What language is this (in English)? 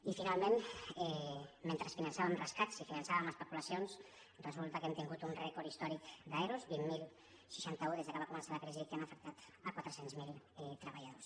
Catalan